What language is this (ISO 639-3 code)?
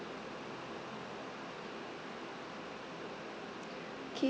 eng